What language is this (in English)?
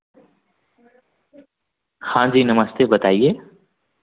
Hindi